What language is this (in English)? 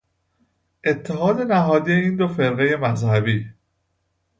Persian